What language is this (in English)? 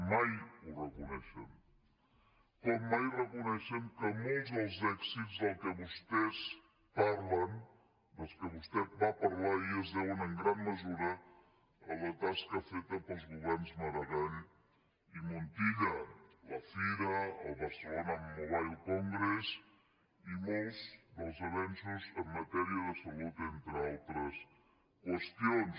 Catalan